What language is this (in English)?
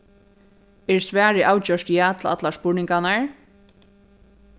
Faroese